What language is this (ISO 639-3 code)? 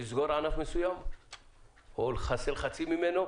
heb